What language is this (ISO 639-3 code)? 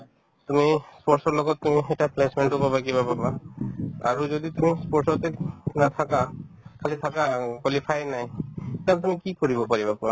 asm